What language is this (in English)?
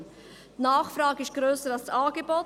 Swiss German